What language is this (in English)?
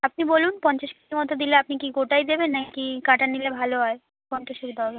Bangla